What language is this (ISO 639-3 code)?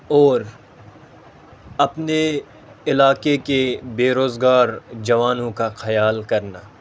urd